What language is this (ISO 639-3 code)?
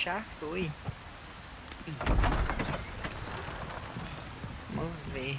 por